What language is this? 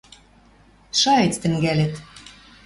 Western Mari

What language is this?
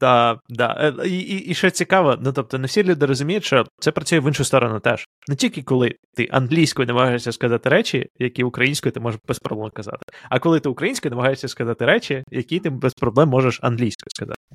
Ukrainian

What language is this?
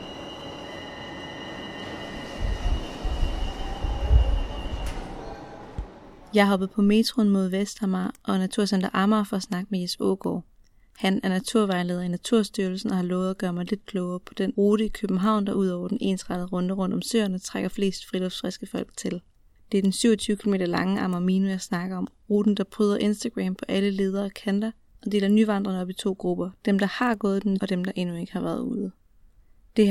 Danish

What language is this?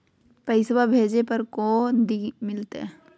Magahi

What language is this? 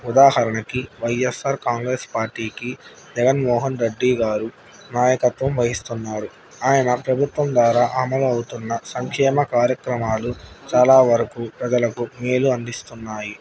Telugu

